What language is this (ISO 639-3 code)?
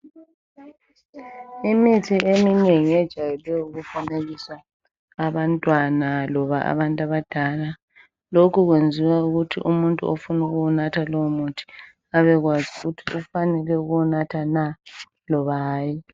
nde